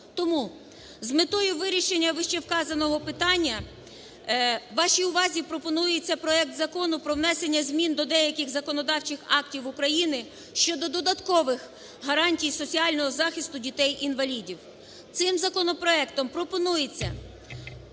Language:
Ukrainian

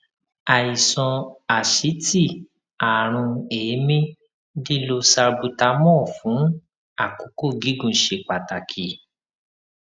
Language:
Yoruba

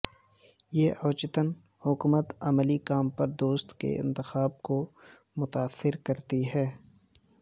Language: Urdu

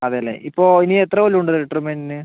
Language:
Malayalam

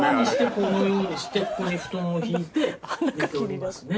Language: Japanese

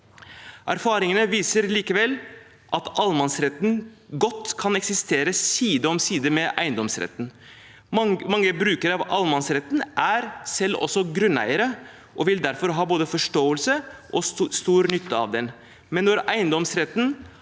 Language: Norwegian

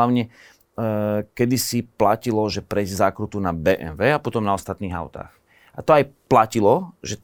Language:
Slovak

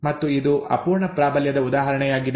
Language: Kannada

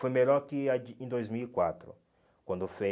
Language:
Portuguese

